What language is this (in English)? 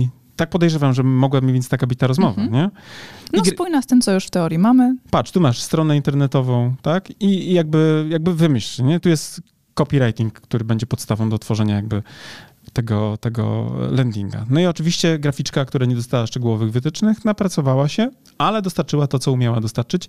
Polish